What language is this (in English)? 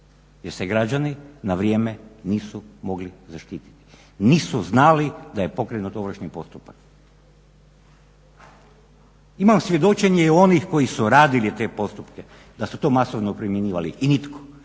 Croatian